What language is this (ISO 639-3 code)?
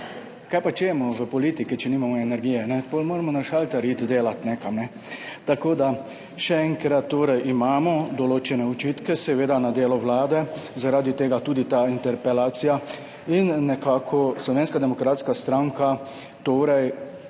slv